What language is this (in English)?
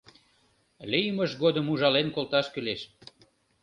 Mari